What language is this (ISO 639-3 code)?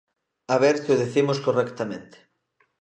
glg